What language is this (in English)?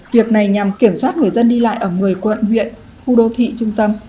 Vietnamese